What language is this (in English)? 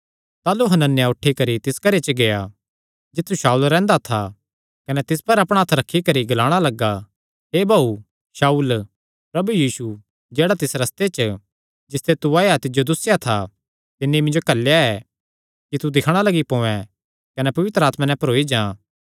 Kangri